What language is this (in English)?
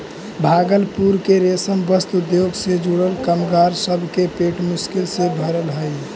Magahi